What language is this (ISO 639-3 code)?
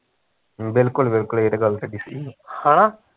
pan